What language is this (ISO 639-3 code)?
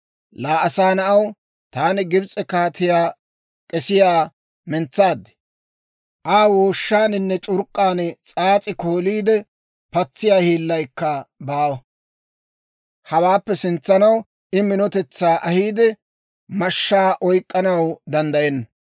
dwr